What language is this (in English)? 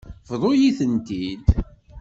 Kabyle